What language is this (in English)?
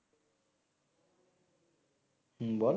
Bangla